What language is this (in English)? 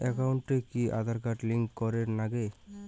Bangla